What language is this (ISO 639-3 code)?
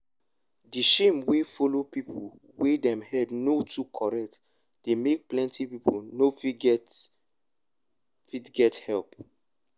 pcm